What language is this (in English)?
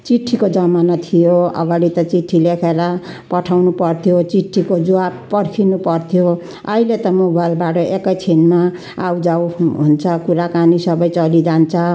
Nepali